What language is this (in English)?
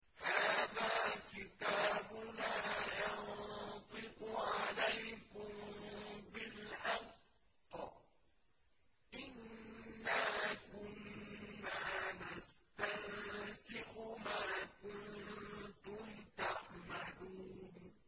Arabic